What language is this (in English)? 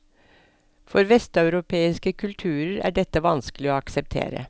Norwegian